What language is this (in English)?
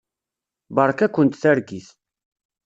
Kabyle